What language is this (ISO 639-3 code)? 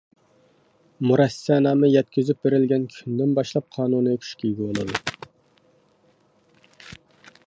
uig